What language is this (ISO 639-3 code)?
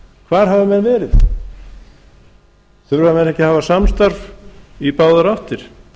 isl